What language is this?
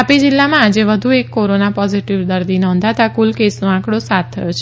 Gujarati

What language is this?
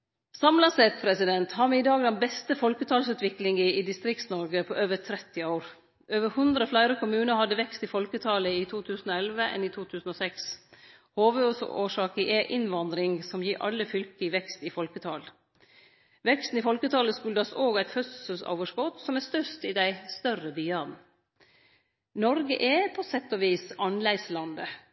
Norwegian Nynorsk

